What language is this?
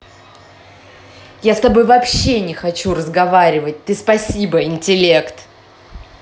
Russian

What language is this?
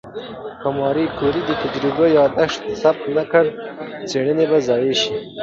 Pashto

